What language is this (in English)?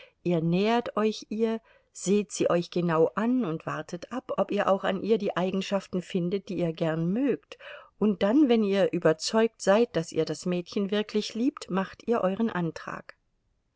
German